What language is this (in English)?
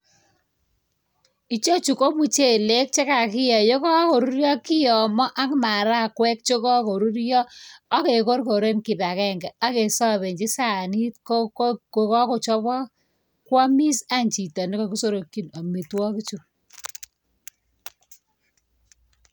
Kalenjin